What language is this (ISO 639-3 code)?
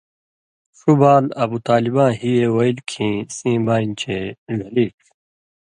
mvy